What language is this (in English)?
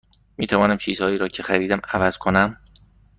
Persian